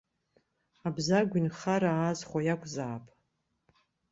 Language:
Abkhazian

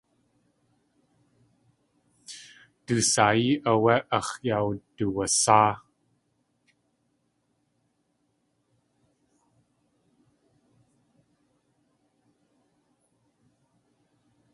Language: Tlingit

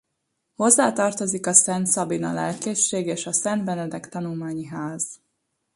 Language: Hungarian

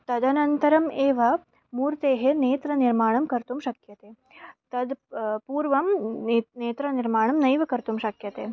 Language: Sanskrit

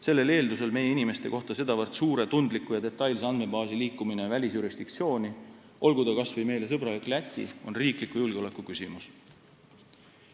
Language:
Estonian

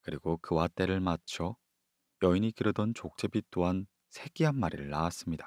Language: Korean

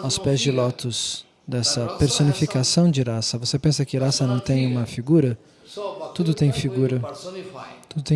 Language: Portuguese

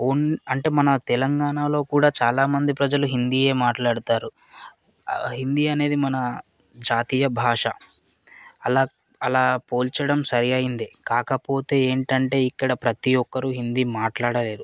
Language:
Telugu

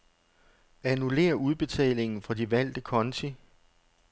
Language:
Danish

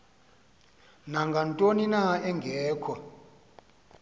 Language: Xhosa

